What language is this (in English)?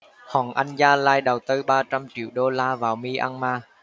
Vietnamese